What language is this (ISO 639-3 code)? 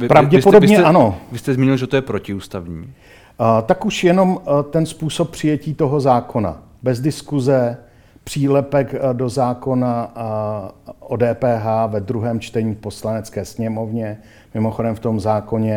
ces